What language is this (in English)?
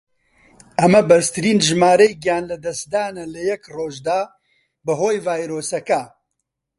Central Kurdish